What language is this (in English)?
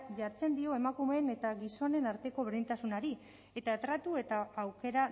Basque